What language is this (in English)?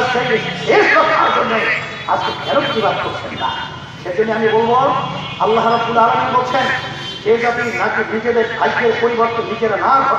Arabic